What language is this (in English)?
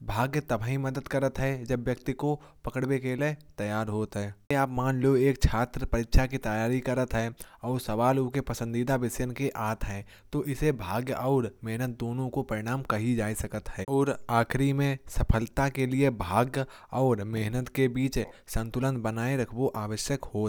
Kanauji